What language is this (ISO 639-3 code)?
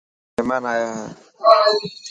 mki